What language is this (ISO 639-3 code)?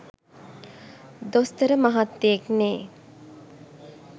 sin